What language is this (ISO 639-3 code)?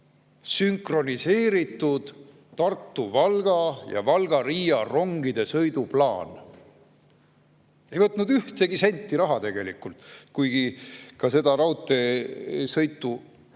est